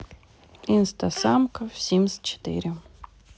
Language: Russian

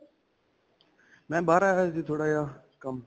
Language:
Punjabi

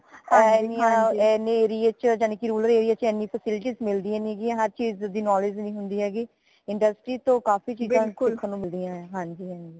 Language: Punjabi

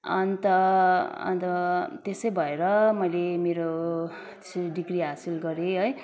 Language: Nepali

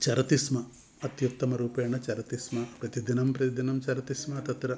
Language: Sanskrit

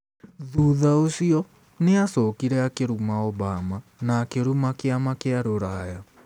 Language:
Kikuyu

